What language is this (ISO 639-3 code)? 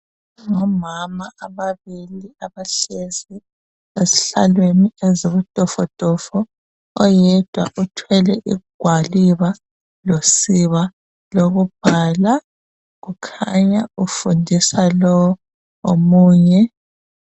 nde